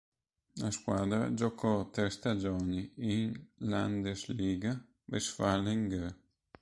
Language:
Italian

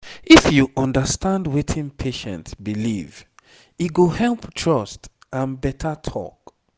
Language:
Nigerian Pidgin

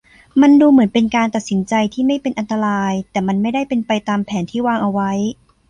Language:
Thai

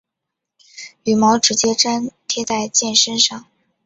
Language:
Chinese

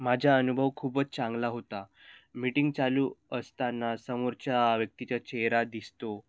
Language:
Marathi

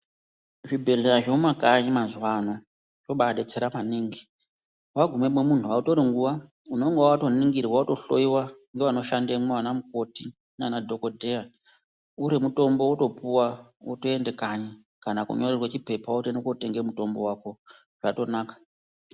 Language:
Ndau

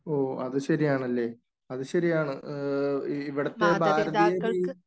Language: Malayalam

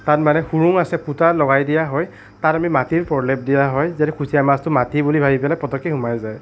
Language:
Assamese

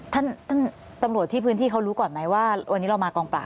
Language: Thai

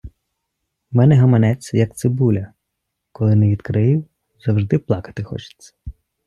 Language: Ukrainian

